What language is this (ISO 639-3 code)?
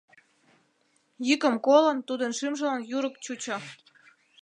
chm